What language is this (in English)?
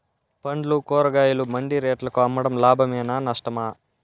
Telugu